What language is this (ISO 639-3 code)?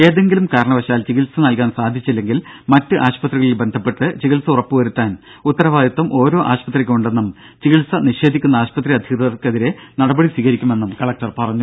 mal